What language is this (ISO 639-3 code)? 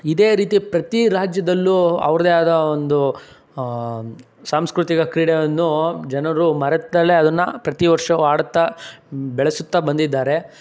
kan